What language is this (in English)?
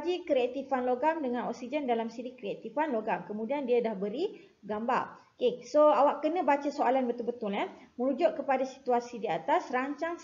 Malay